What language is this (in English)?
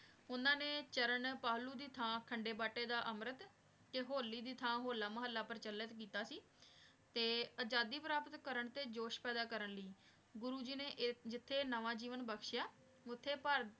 Punjabi